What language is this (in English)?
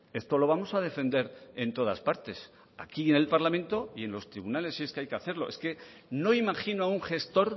Spanish